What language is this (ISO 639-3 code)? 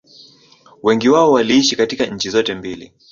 swa